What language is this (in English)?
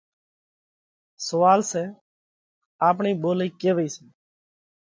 Parkari Koli